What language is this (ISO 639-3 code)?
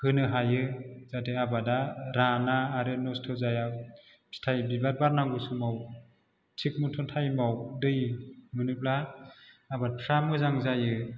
brx